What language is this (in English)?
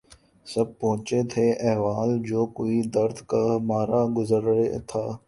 Urdu